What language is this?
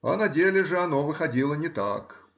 Russian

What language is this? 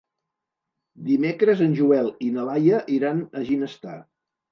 Catalan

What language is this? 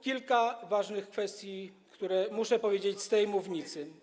Polish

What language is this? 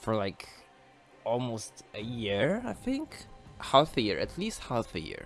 English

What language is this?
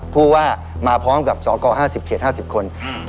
Thai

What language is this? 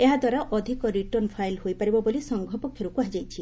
Odia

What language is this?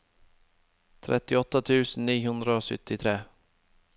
Norwegian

